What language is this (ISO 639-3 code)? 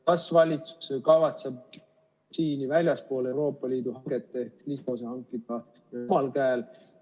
est